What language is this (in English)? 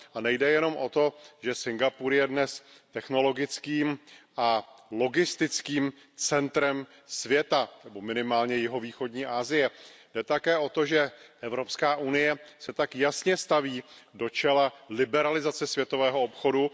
Czech